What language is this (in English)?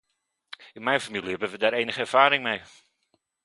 Dutch